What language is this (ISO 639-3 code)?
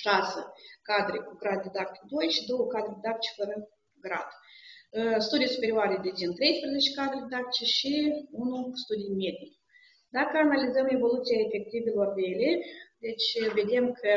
ron